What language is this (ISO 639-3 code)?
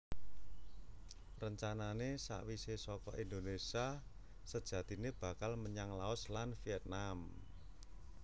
jav